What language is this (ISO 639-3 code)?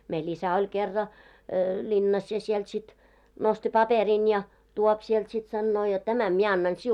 fin